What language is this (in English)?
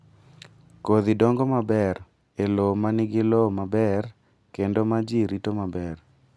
Luo (Kenya and Tanzania)